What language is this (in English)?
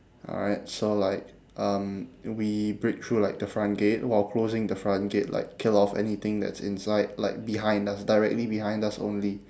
English